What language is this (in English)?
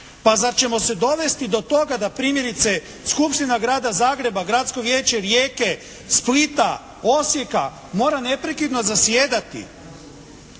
Croatian